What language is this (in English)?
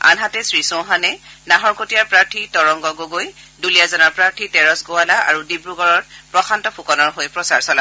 Assamese